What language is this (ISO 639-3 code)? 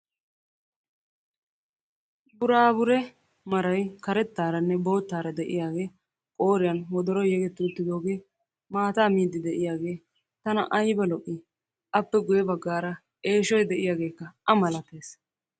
wal